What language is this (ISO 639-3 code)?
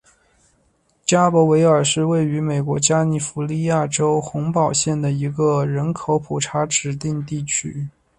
zho